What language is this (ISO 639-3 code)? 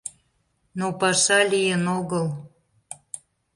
chm